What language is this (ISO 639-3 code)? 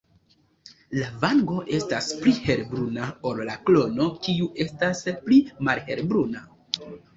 epo